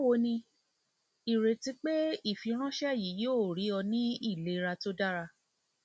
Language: Yoruba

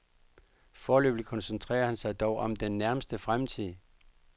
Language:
Danish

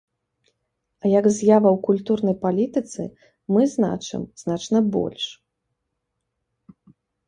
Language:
Belarusian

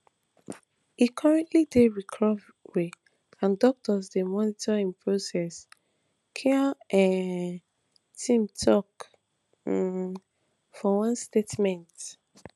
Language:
Nigerian Pidgin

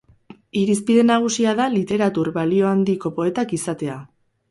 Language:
Basque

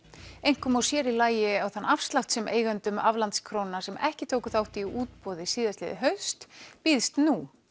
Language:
Icelandic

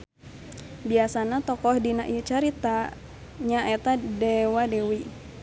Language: Sundanese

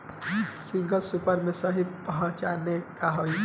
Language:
Bhojpuri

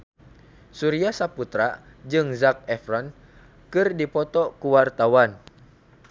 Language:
Sundanese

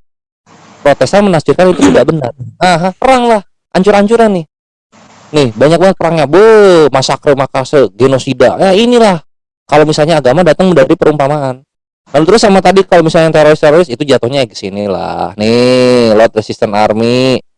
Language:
Indonesian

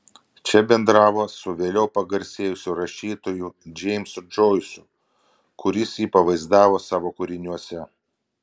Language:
Lithuanian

